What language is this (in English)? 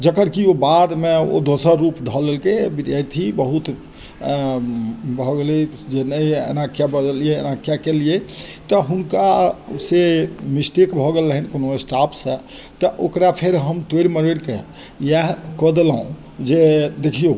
Maithili